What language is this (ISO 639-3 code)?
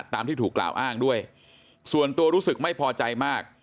tha